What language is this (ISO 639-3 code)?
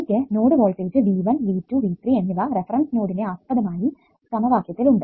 mal